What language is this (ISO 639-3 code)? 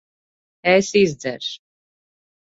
lav